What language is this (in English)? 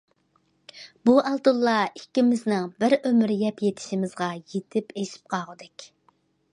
Uyghur